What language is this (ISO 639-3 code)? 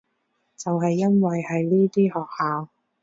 yue